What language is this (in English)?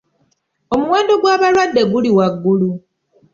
Ganda